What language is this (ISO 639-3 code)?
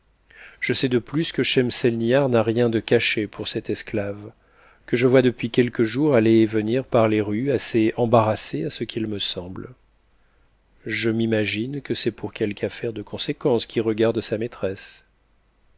fra